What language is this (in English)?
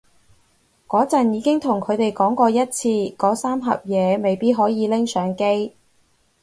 Cantonese